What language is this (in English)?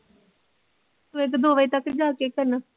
Punjabi